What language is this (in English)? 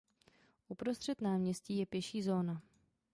Czech